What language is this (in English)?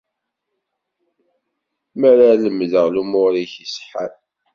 Kabyle